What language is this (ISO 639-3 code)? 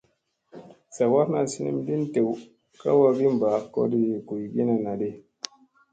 mse